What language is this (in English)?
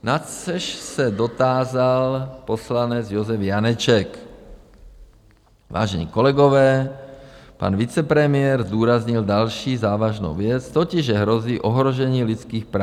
Czech